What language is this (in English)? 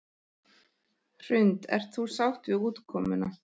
Icelandic